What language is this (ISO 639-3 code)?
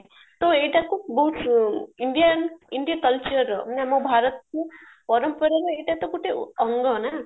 ori